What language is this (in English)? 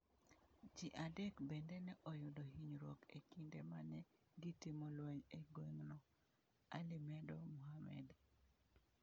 Luo (Kenya and Tanzania)